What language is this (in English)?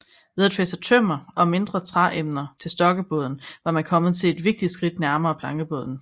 Danish